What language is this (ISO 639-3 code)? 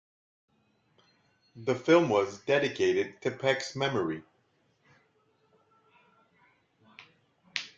eng